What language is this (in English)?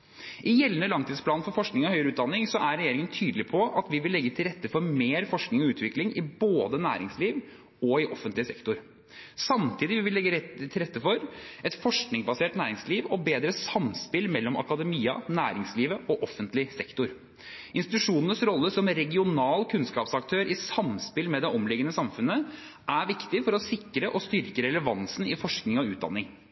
Norwegian Bokmål